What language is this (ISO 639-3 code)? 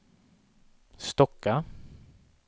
swe